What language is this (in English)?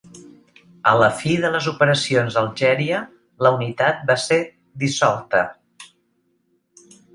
Catalan